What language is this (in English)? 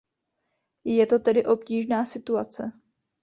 Czech